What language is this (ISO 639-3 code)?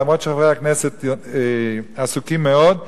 heb